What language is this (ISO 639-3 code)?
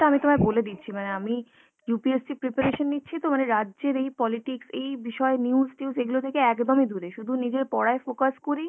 ben